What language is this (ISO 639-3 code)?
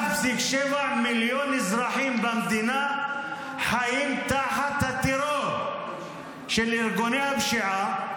heb